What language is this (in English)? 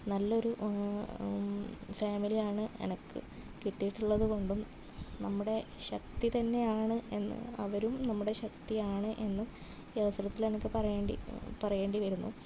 Malayalam